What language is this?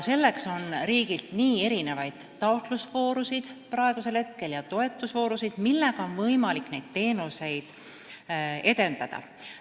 Estonian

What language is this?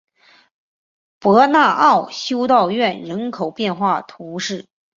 Chinese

